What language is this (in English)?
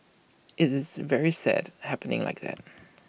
English